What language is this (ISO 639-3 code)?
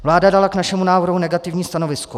ces